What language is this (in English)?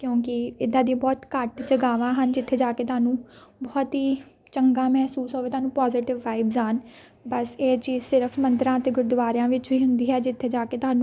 Punjabi